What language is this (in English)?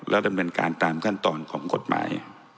Thai